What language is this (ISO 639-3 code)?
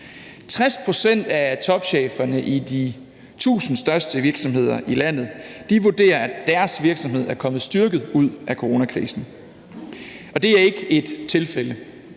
dan